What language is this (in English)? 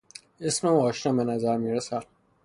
Persian